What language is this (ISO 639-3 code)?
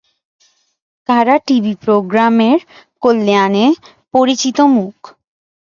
ben